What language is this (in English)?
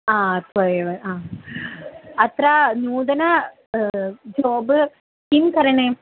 Sanskrit